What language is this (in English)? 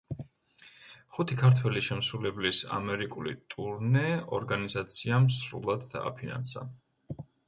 Georgian